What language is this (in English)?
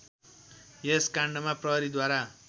Nepali